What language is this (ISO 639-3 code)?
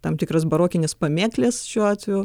lit